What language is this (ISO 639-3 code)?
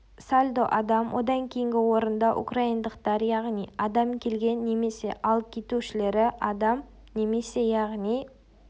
kaz